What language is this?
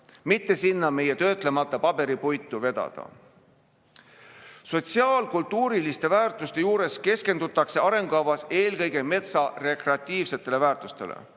Estonian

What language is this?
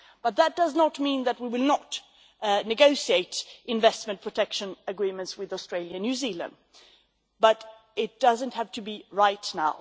English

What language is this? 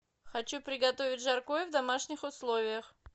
Russian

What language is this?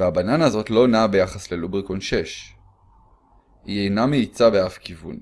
Hebrew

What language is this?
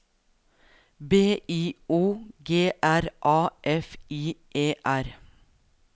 Norwegian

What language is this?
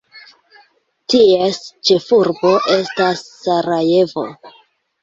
Esperanto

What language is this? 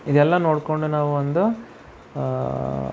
Kannada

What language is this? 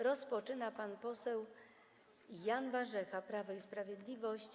Polish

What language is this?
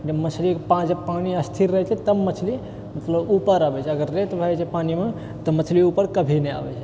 Maithili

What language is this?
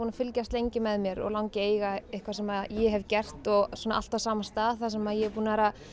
Icelandic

